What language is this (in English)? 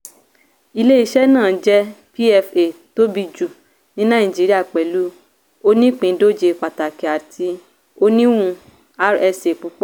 Yoruba